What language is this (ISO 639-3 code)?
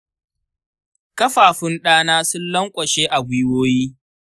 hau